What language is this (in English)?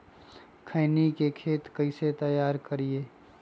Magahi